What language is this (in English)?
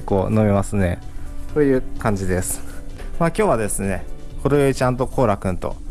Japanese